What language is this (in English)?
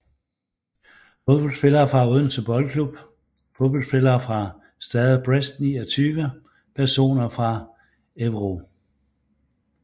Danish